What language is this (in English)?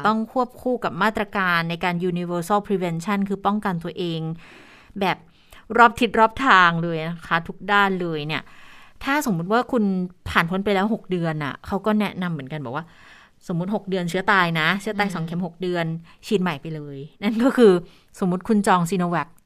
Thai